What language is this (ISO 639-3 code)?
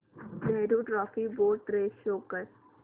mar